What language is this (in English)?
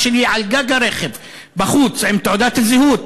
Hebrew